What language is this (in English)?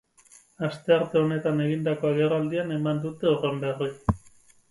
Basque